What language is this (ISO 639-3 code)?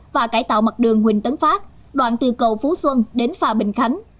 vie